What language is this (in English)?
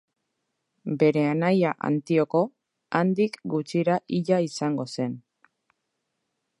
Basque